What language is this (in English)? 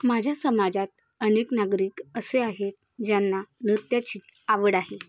Marathi